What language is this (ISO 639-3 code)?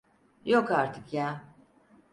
tur